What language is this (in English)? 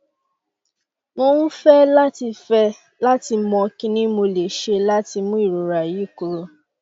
Yoruba